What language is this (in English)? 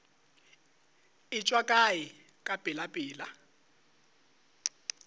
Northern Sotho